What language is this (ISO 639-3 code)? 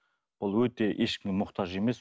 kaz